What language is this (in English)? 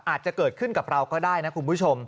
Thai